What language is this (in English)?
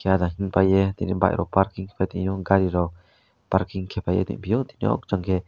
Kok Borok